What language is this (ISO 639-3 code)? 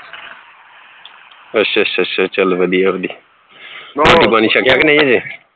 pan